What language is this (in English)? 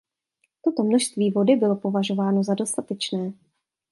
Czech